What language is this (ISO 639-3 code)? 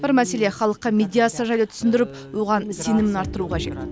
kaz